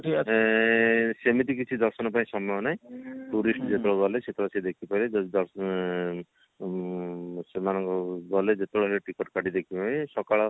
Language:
Odia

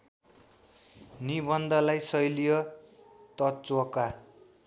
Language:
Nepali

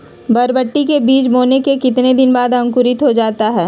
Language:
Magahi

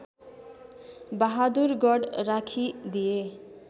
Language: Nepali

